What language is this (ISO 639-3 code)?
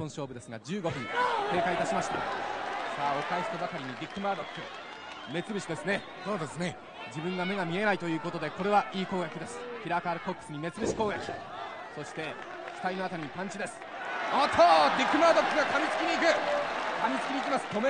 jpn